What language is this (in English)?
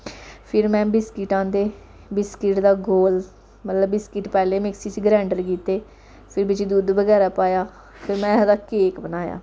Dogri